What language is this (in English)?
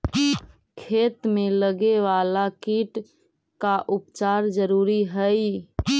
Magahi